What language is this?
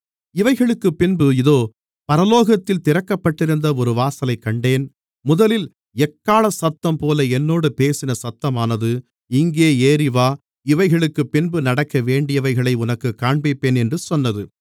Tamil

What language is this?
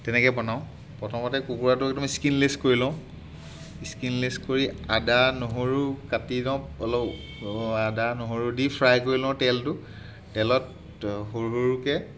Assamese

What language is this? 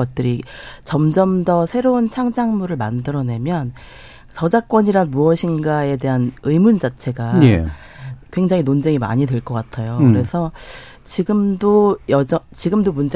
Korean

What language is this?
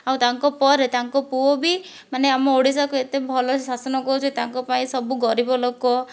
Odia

